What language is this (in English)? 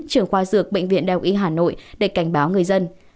Vietnamese